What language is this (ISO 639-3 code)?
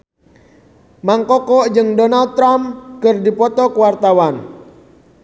sun